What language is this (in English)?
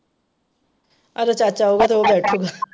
Punjabi